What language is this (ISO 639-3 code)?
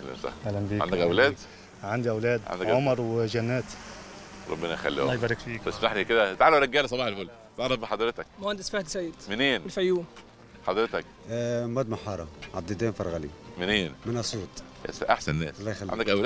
ara